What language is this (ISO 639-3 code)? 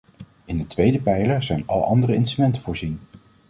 nld